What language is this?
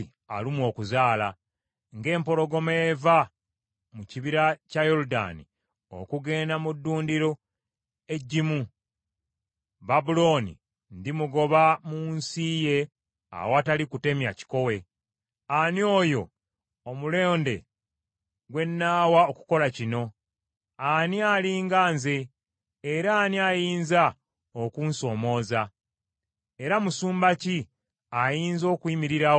Ganda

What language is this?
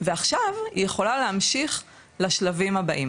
Hebrew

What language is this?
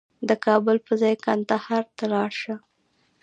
Pashto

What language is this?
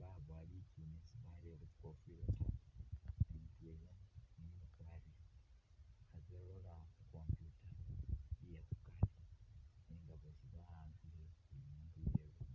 Masaaba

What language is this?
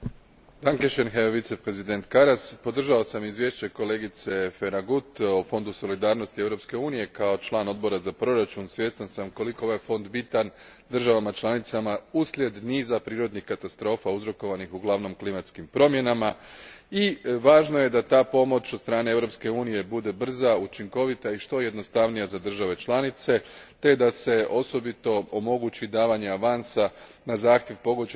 Croatian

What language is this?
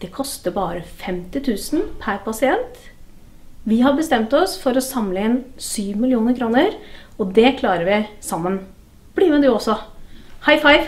Norwegian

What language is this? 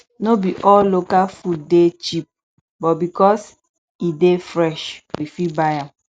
Nigerian Pidgin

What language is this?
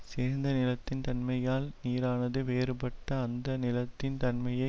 Tamil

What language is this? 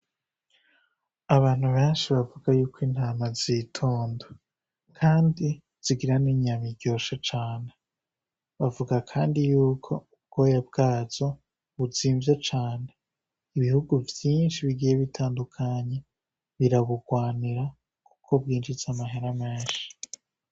Rundi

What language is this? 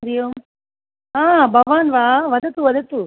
Sanskrit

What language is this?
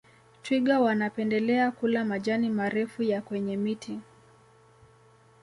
Swahili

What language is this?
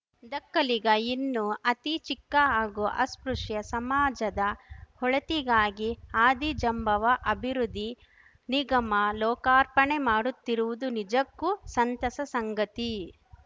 Kannada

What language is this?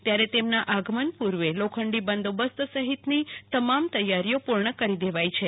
Gujarati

